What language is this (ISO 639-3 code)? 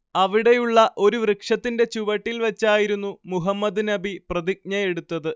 mal